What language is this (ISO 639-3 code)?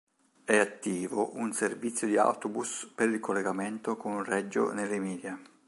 ita